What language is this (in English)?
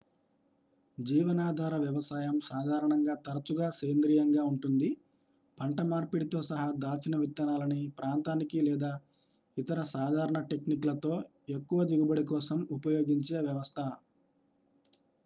Telugu